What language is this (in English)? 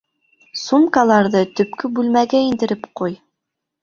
Bashkir